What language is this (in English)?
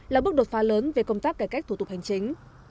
Vietnamese